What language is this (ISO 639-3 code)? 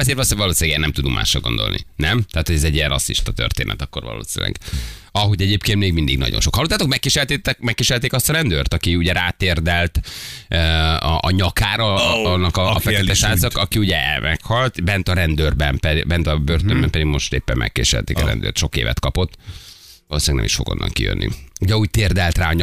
hun